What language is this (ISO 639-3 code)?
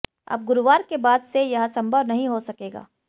hin